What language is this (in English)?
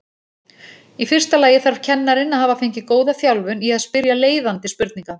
Icelandic